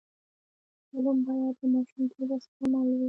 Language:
Pashto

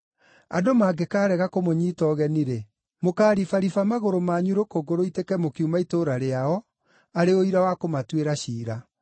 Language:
Kikuyu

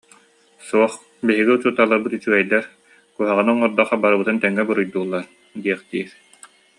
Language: Yakut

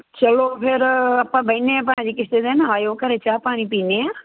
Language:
Punjabi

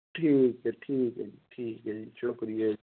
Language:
Dogri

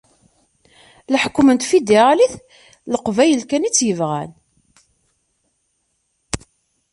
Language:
Kabyle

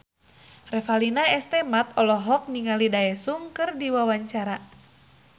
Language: Sundanese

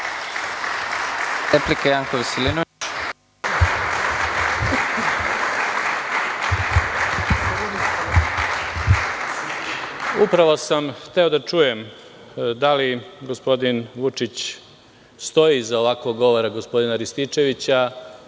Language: Serbian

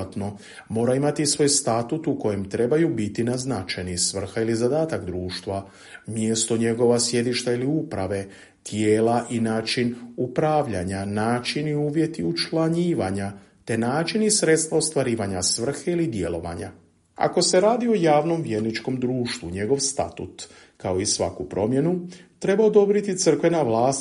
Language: Croatian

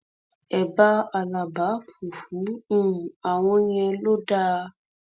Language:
Yoruba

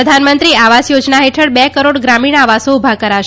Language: Gujarati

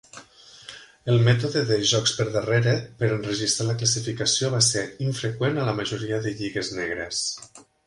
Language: Catalan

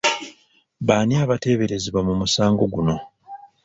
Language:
Ganda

